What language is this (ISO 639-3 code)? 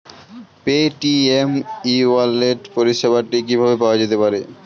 ben